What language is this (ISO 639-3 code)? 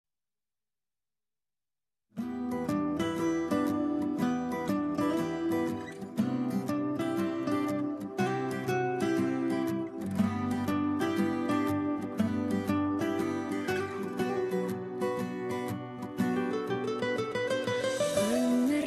tur